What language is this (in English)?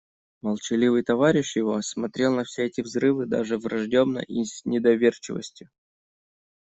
Russian